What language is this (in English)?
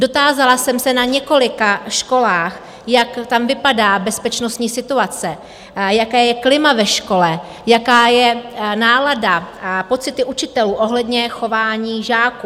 Czech